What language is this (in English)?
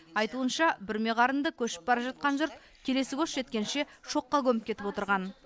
Kazakh